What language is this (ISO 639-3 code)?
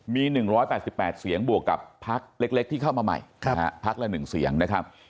tha